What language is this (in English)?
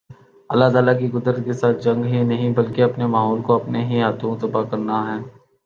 Urdu